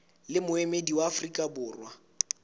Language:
Southern Sotho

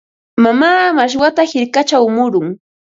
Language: Ambo-Pasco Quechua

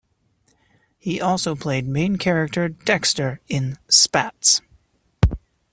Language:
English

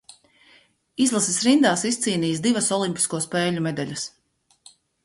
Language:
Latvian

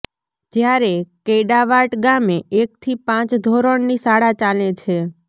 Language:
Gujarati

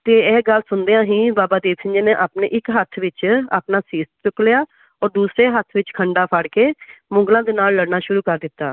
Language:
Punjabi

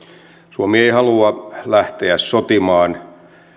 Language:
Finnish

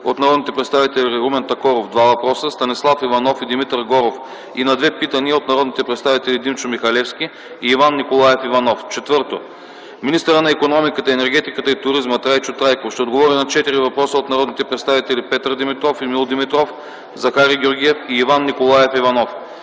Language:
Bulgarian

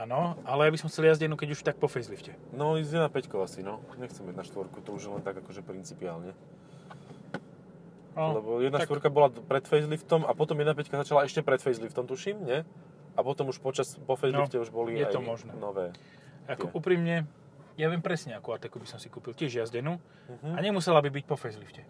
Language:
Slovak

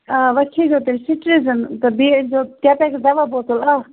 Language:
Kashmiri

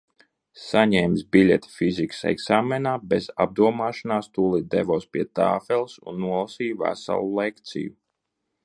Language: Latvian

